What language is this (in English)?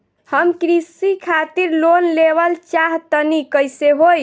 Bhojpuri